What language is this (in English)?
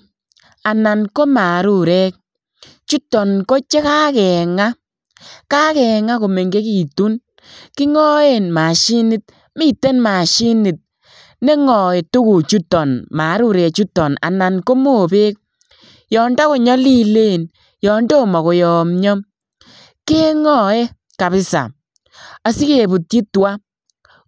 Kalenjin